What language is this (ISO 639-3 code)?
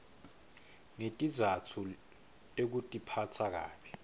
ssw